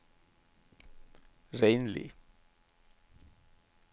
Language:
Norwegian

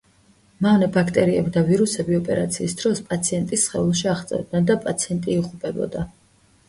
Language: Georgian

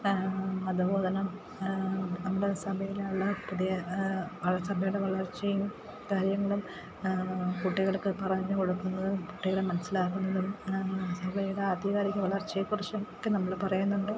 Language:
Malayalam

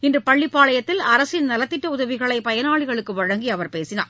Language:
Tamil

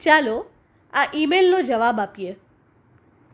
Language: Gujarati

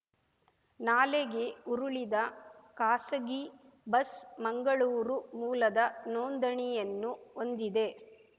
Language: Kannada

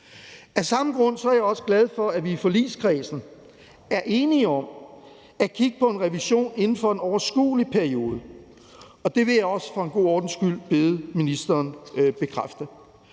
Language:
Danish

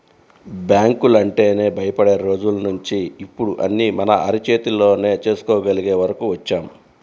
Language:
Telugu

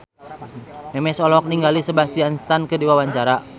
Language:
Sundanese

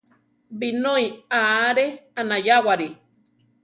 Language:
Central Tarahumara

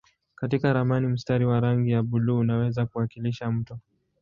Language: Swahili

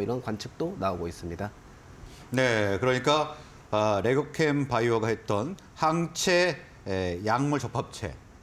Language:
Korean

